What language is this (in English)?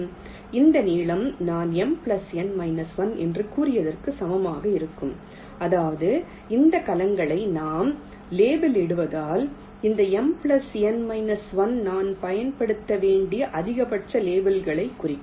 Tamil